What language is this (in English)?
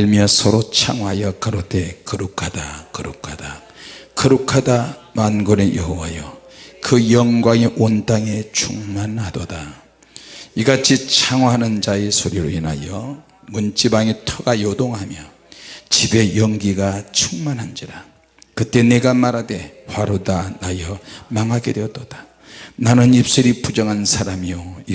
Korean